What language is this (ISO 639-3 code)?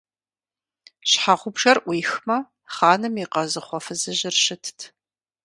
kbd